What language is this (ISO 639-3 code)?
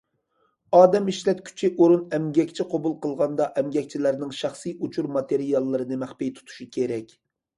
uig